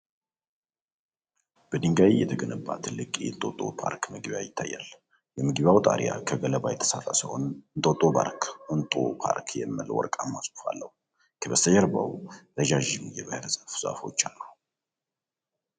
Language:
Amharic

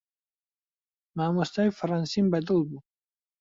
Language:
Central Kurdish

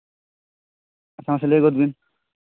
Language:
Santali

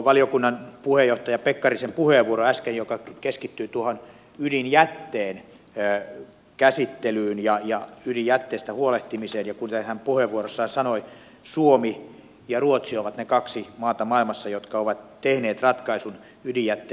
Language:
Finnish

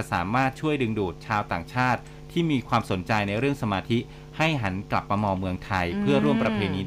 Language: Thai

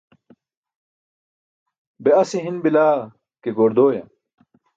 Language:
Burushaski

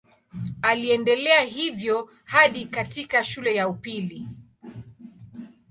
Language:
Swahili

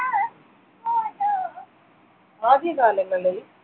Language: Malayalam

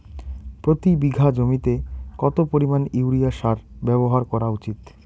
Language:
Bangla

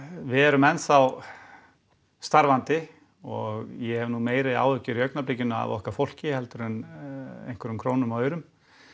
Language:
Icelandic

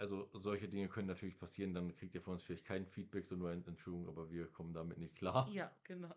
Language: German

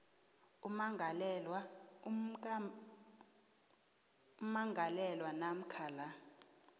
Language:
South Ndebele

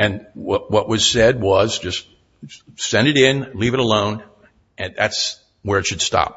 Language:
English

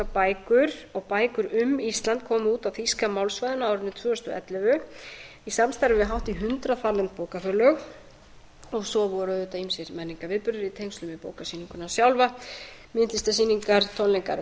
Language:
Icelandic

